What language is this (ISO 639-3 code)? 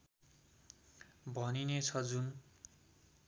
nep